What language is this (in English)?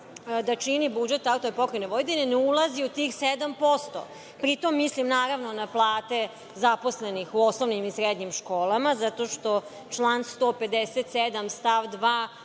Serbian